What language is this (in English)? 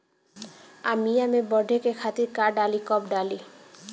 Bhojpuri